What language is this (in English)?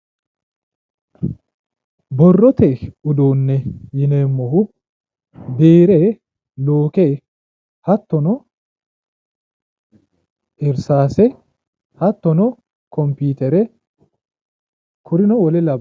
Sidamo